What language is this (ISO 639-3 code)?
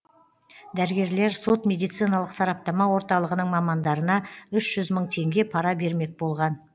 kaz